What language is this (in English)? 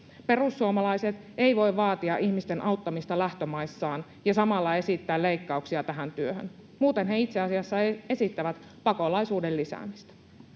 Finnish